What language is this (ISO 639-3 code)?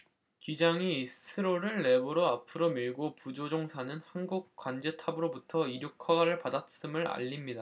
kor